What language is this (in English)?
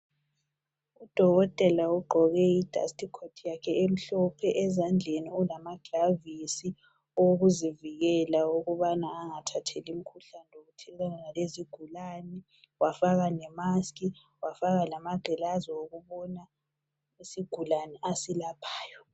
North Ndebele